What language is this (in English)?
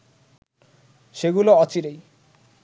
Bangla